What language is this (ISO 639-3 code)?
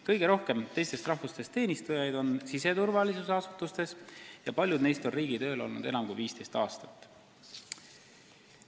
est